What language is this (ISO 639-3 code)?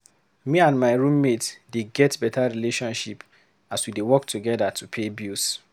pcm